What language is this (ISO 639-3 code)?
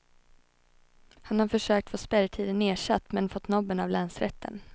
swe